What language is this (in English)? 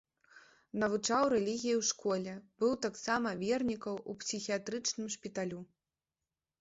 Belarusian